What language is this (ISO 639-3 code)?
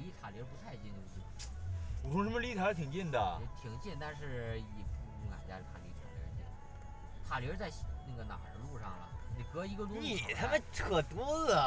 zho